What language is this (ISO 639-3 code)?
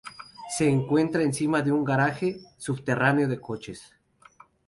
spa